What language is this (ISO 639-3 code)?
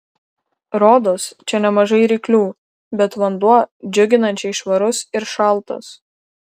lit